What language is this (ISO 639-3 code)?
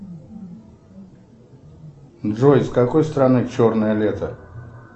rus